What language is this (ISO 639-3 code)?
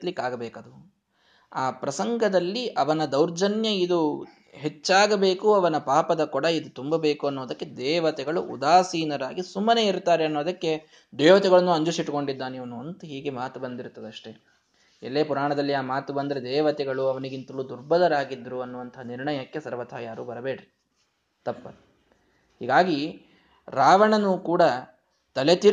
kan